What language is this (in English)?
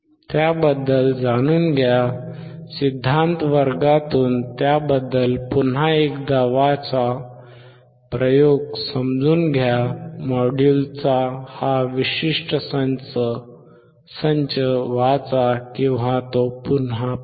Marathi